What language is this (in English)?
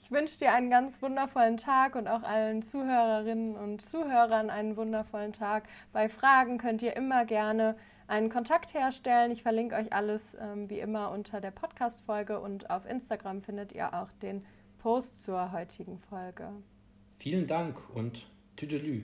German